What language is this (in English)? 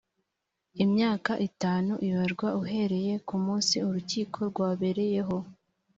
Kinyarwanda